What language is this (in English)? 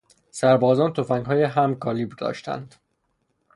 Persian